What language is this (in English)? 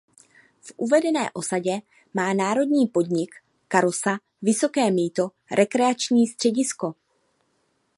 Czech